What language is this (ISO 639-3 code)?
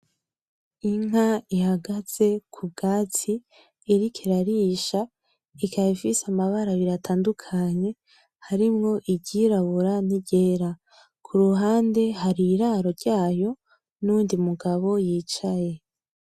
run